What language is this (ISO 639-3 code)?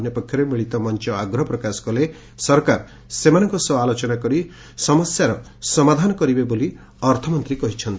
ori